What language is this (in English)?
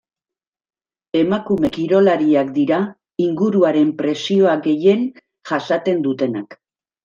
Basque